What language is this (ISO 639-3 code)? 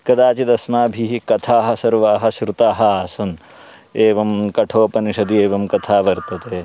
san